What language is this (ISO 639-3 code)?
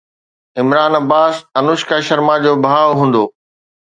snd